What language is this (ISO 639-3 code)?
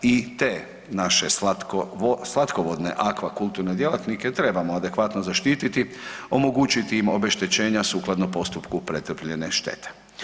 hrv